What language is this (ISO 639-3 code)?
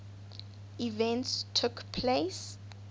eng